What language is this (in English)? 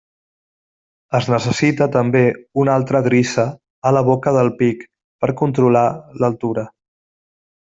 Catalan